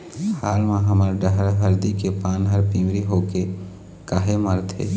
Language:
Chhattisgarhi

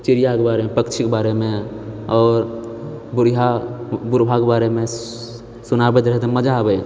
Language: Maithili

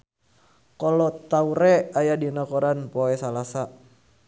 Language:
Sundanese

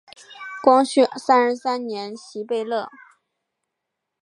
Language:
Chinese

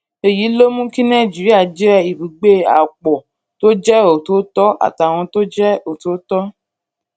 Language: Yoruba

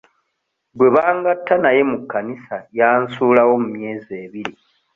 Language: Ganda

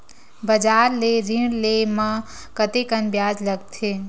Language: Chhattisgarhi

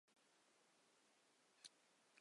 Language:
Chinese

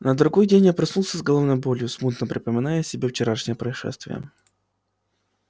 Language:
Russian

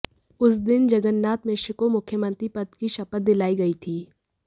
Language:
Hindi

